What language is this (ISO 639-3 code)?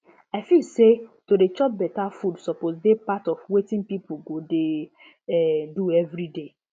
pcm